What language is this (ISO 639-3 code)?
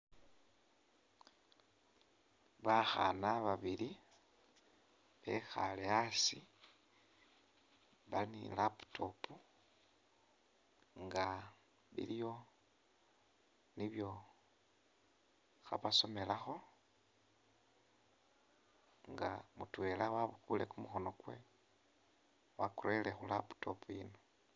myx